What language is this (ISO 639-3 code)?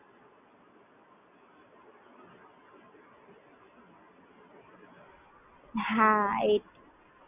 guj